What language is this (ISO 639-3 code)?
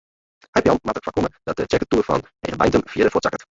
fry